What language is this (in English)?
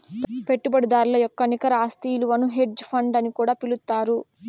Telugu